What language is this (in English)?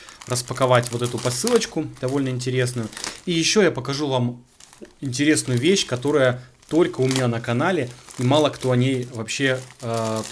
Russian